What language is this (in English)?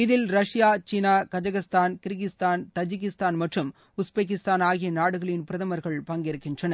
Tamil